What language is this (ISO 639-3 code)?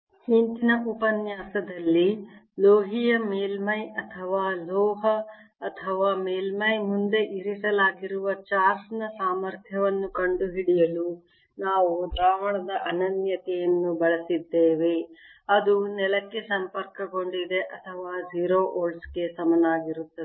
kan